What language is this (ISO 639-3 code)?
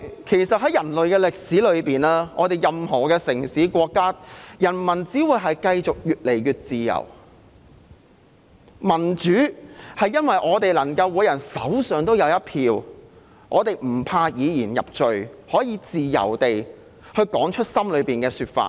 yue